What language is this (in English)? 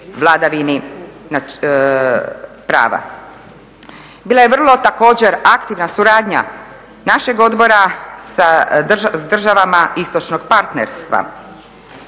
Croatian